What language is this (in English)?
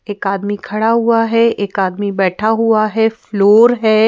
Hindi